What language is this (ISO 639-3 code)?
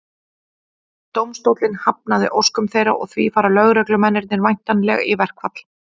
isl